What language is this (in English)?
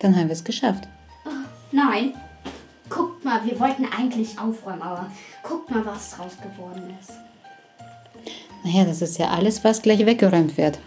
German